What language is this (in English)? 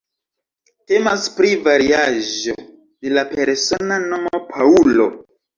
Esperanto